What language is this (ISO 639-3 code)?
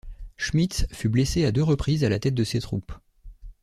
fra